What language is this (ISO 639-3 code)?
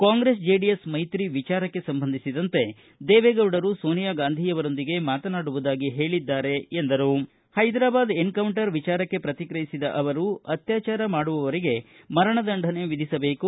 kan